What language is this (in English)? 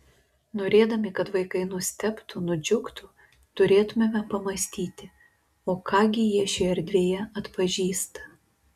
Lithuanian